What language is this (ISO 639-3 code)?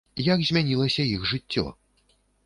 bel